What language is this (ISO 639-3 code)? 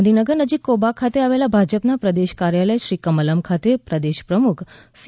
guj